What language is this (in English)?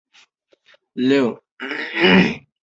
Chinese